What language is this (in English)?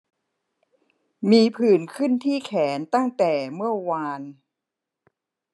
Thai